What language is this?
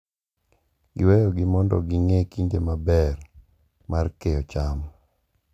Luo (Kenya and Tanzania)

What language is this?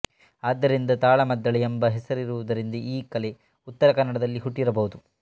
Kannada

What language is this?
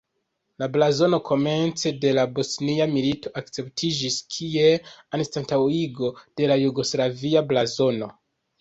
Esperanto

